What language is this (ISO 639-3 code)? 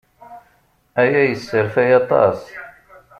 kab